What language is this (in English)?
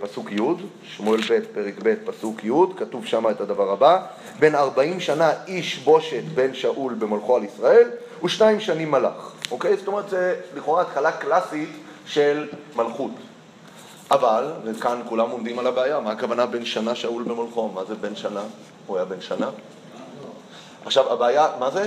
Hebrew